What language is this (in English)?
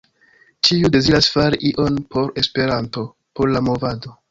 Esperanto